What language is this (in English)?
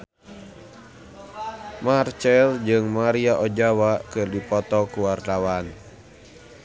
Sundanese